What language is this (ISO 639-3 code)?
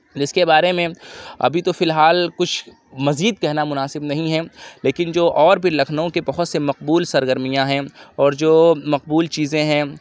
urd